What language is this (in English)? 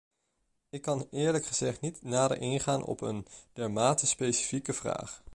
Dutch